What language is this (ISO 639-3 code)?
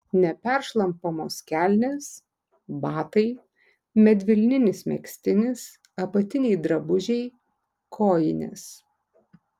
lit